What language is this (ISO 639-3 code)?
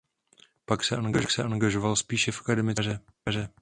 ces